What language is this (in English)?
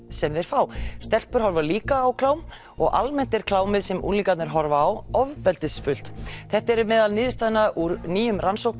Icelandic